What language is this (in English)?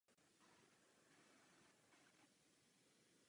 Czech